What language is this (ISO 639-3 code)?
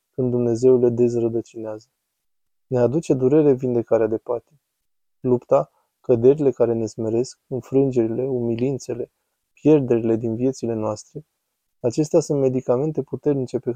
ron